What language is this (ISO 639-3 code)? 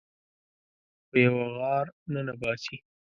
pus